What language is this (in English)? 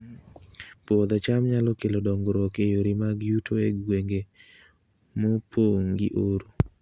Luo (Kenya and Tanzania)